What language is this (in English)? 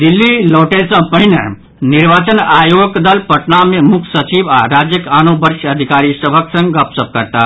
Maithili